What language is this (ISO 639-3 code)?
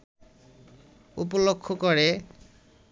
ben